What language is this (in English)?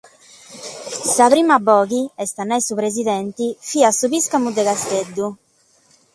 Sardinian